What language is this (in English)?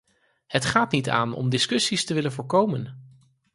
Dutch